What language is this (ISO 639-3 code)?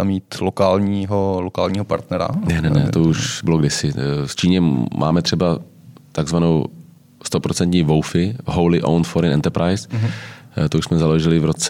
ces